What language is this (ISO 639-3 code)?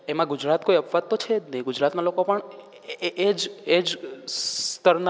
guj